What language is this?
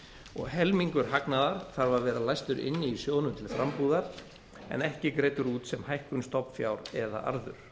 Icelandic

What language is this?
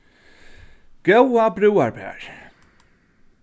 Faroese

